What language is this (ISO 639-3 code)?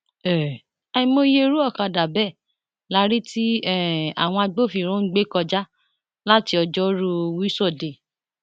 yor